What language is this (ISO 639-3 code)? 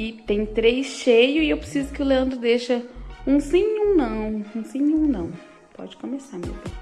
por